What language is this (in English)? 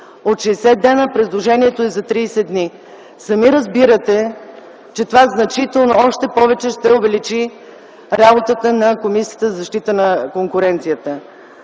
Bulgarian